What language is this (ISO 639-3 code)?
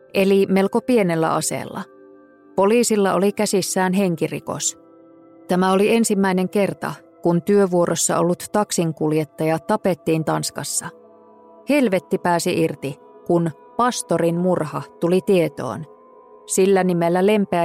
fin